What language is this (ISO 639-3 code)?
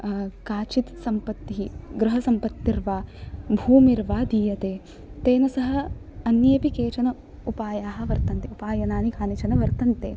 san